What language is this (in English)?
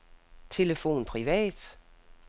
Danish